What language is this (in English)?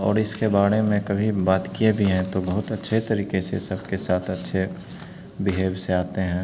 Hindi